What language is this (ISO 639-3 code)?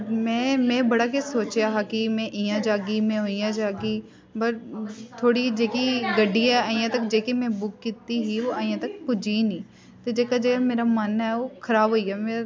doi